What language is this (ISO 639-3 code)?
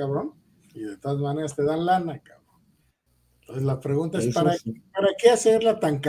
spa